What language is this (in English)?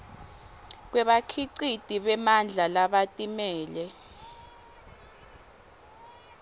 Swati